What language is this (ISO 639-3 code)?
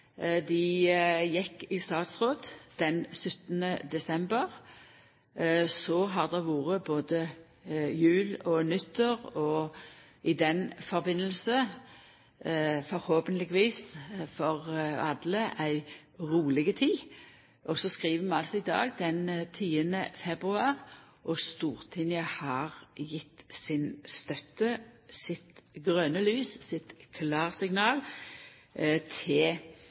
nno